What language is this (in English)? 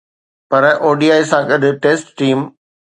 Sindhi